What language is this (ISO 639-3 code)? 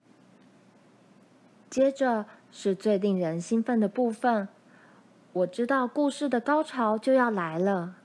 zho